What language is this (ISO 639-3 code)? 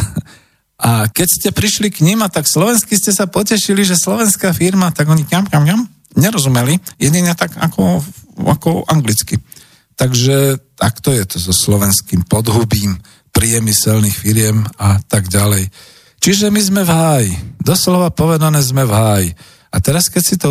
slk